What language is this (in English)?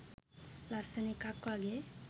Sinhala